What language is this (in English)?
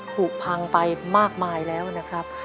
Thai